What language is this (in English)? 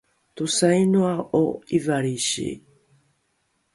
Rukai